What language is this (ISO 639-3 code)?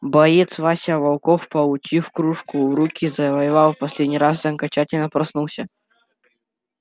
rus